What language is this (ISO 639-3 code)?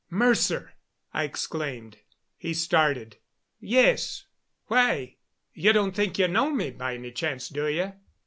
eng